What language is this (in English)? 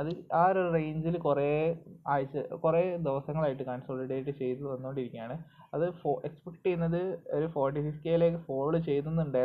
Malayalam